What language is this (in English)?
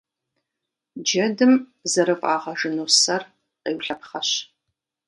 Kabardian